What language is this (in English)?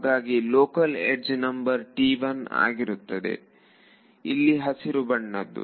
Kannada